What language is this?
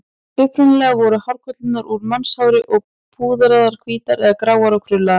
Icelandic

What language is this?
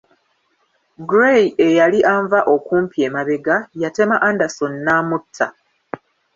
Ganda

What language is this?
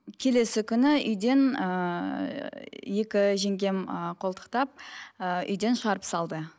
Kazakh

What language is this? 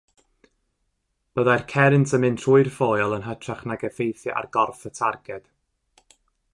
Welsh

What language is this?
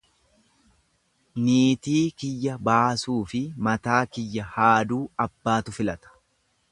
Oromo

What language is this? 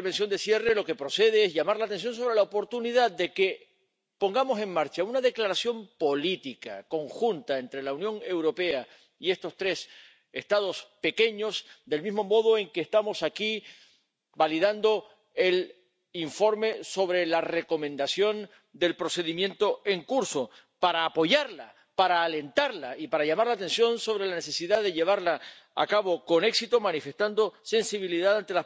Spanish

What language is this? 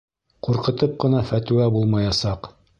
Bashkir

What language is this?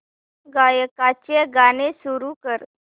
Marathi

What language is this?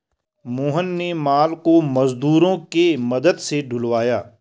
Hindi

